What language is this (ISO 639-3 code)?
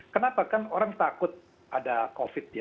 ind